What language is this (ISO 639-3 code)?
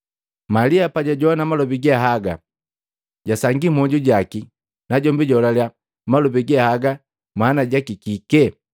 mgv